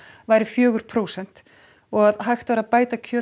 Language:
Icelandic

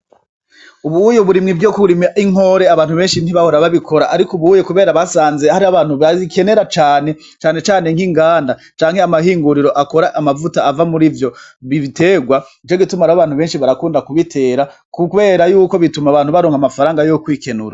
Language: Rundi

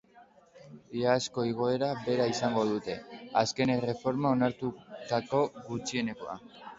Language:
Basque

